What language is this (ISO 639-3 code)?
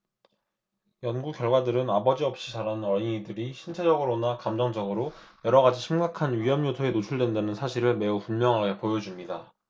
kor